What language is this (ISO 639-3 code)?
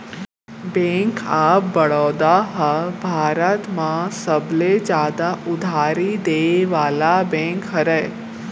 hne